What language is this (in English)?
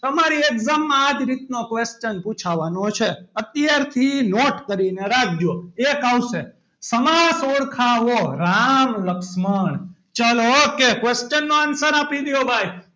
Gujarati